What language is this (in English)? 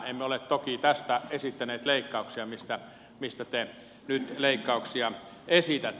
Finnish